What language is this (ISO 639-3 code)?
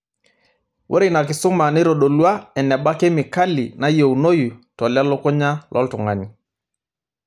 mas